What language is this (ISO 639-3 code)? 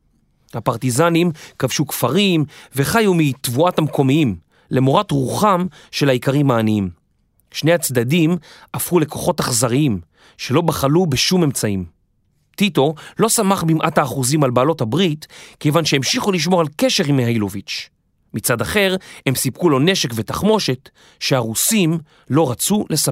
heb